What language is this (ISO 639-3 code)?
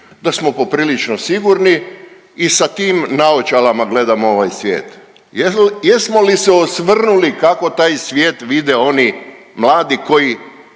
hrv